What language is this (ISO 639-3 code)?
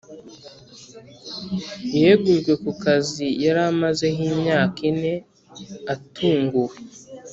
kin